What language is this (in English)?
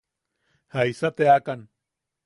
Yaqui